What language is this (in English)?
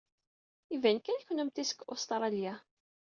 Kabyle